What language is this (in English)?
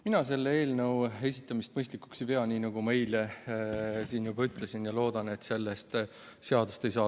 Estonian